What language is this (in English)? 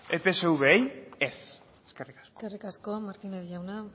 Basque